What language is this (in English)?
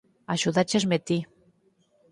Galician